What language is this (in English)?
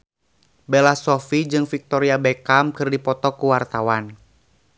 Sundanese